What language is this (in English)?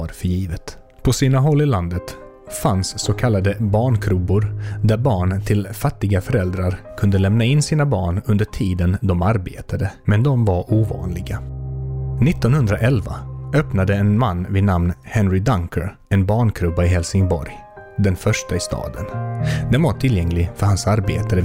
Swedish